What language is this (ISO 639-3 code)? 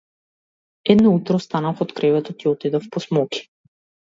mkd